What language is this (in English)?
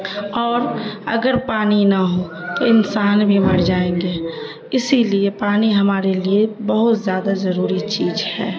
Urdu